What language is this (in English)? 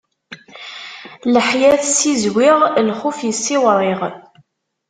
Kabyle